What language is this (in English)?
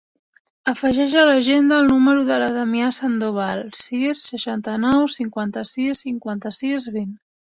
Catalan